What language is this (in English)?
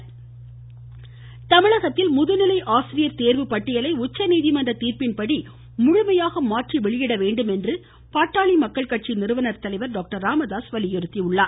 Tamil